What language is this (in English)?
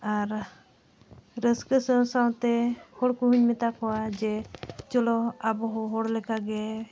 Santali